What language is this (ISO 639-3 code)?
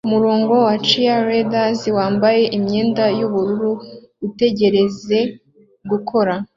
kin